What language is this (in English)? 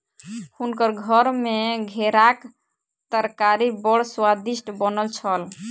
Maithili